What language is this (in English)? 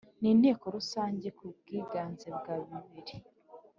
Kinyarwanda